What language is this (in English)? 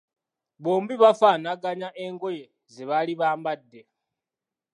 Ganda